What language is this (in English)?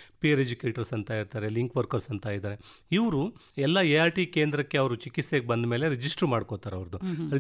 Kannada